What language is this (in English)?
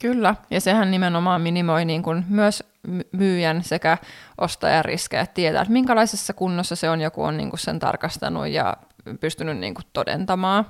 Finnish